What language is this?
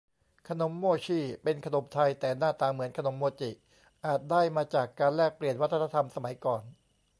Thai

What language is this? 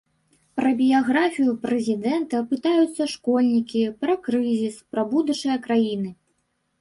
Belarusian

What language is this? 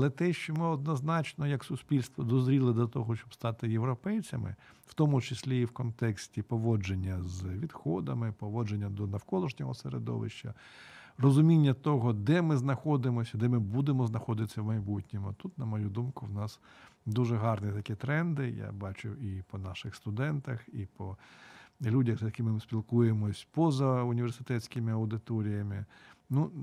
Ukrainian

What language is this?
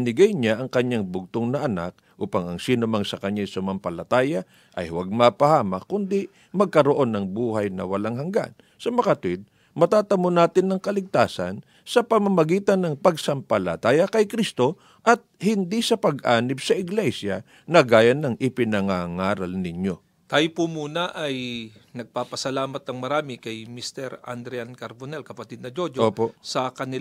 Filipino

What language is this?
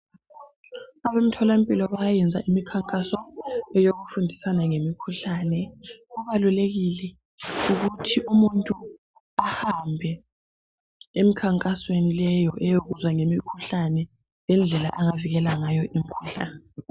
North Ndebele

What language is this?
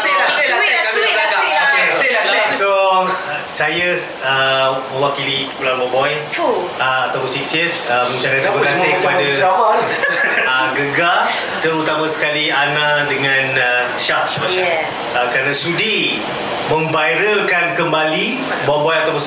Malay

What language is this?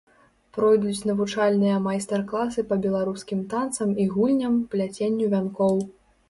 Belarusian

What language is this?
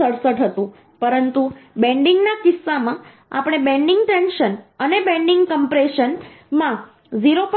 Gujarati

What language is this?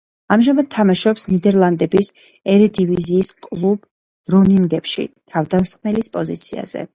Georgian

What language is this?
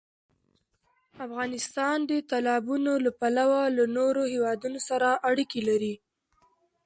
Pashto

